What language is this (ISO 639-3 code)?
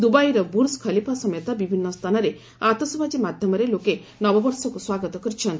ori